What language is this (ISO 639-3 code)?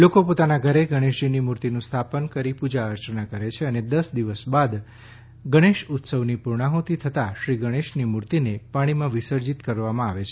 guj